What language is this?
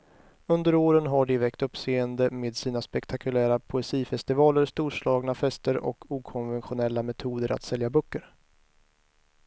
Swedish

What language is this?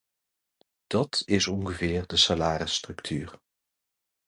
Dutch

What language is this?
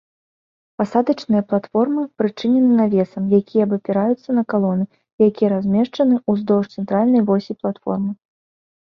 Belarusian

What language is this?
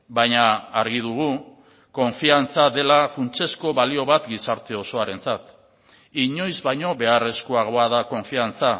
Basque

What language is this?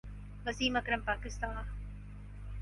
Urdu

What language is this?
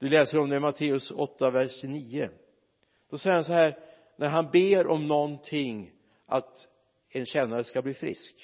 Swedish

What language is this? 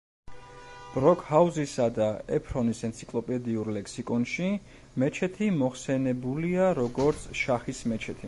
Georgian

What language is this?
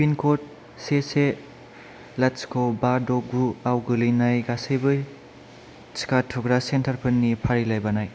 Bodo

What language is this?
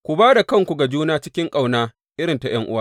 Hausa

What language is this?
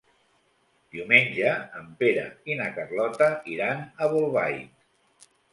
Catalan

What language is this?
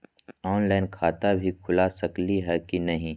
Magahi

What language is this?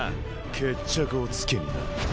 Japanese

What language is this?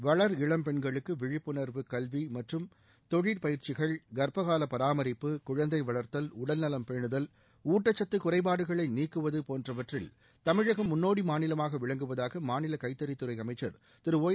Tamil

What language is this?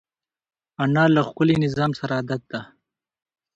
Pashto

